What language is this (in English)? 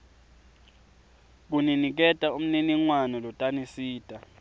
Swati